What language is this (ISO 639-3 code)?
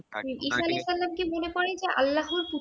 ben